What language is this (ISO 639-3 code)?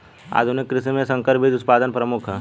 bho